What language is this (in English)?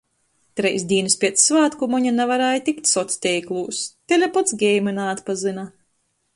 Latgalian